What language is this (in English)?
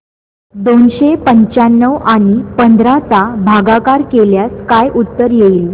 Marathi